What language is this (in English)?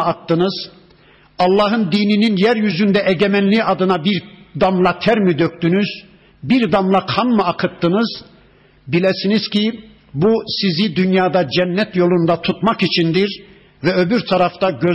Turkish